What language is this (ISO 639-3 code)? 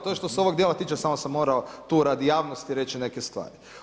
hrv